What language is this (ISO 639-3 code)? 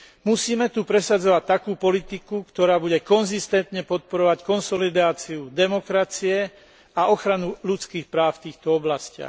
slk